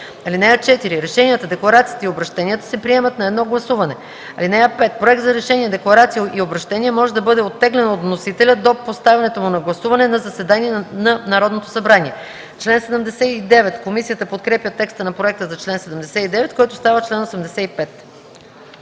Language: Bulgarian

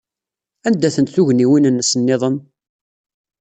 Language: Kabyle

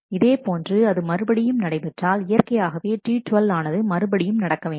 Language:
Tamil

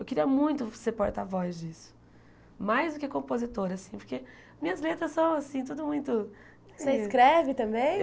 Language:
Portuguese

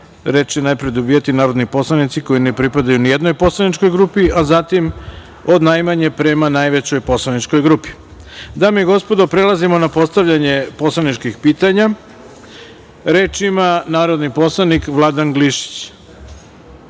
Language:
Serbian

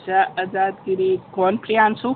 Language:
Hindi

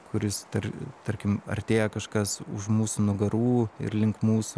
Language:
Lithuanian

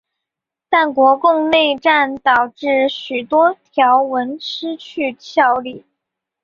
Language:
Chinese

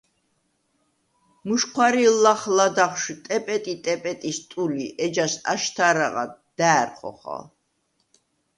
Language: Svan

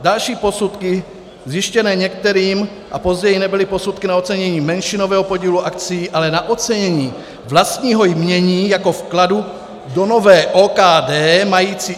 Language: Czech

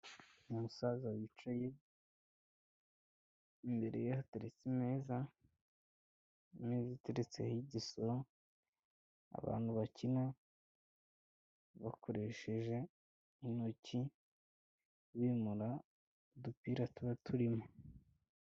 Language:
Kinyarwanda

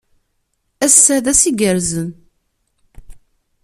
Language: Kabyle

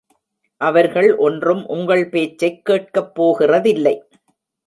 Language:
Tamil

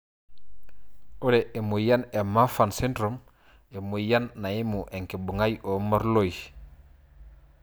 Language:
Masai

